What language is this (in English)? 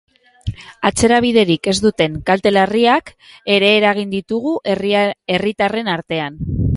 Basque